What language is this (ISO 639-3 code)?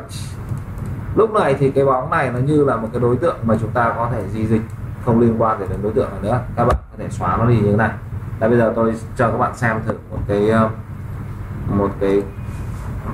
vie